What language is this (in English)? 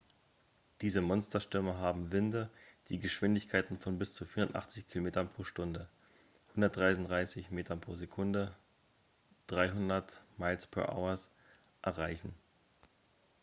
German